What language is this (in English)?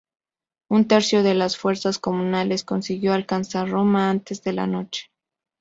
Spanish